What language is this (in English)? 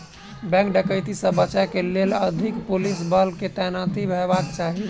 Maithili